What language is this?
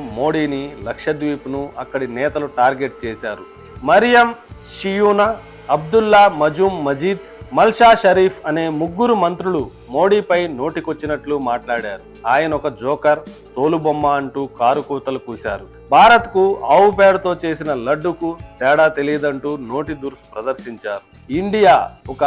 Telugu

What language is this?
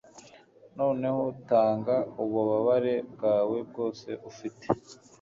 Kinyarwanda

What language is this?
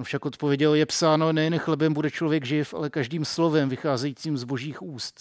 Czech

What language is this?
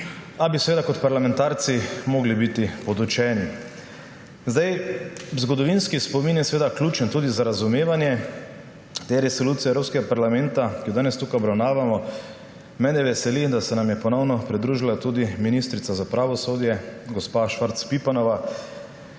Slovenian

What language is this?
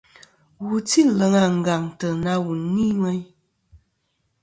Kom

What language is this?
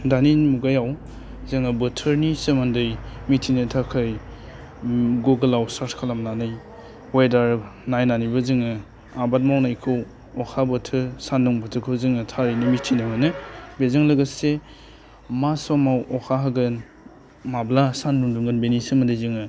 Bodo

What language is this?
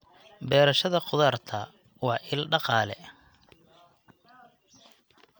Somali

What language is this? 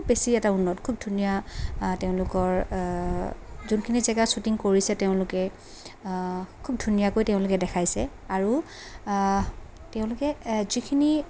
Assamese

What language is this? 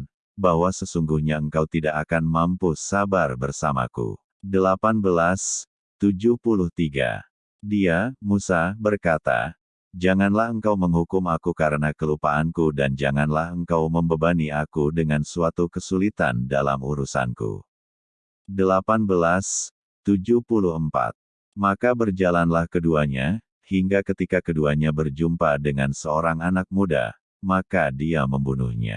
Indonesian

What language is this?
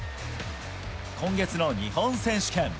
Japanese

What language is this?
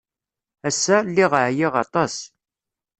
Kabyle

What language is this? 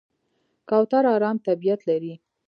Pashto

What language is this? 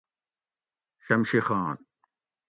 Gawri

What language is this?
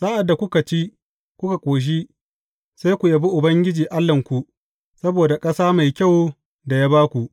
Hausa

